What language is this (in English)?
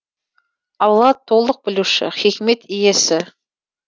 Kazakh